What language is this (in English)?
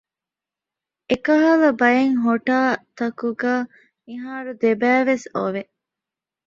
Divehi